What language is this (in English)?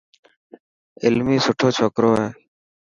Dhatki